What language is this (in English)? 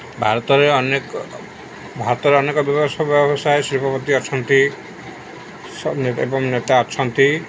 Odia